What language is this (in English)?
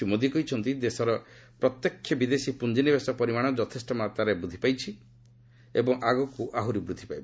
Odia